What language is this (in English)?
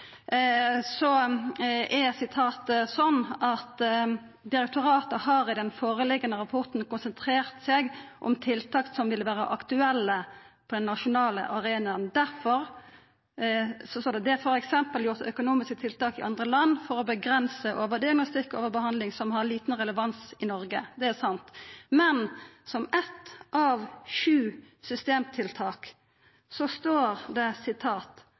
Norwegian Nynorsk